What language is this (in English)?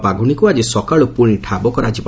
Odia